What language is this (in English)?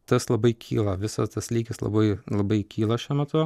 Lithuanian